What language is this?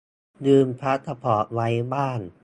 Thai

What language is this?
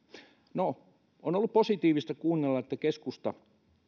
Finnish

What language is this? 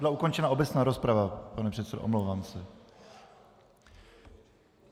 Czech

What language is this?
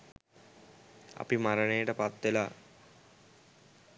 Sinhala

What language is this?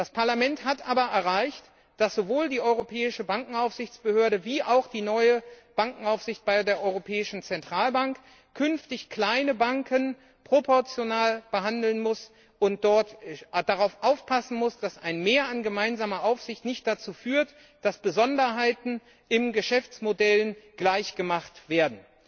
German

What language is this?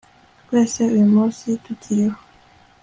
Kinyarwanda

